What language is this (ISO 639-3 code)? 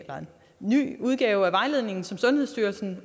dan